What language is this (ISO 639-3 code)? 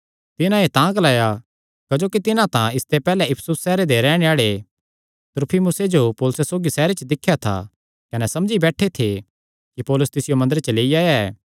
xnr